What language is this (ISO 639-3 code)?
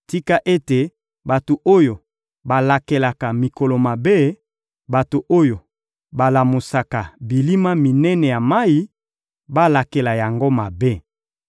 lin